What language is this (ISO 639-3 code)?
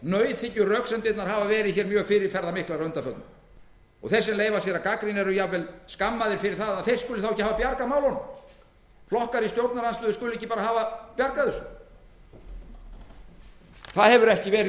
isl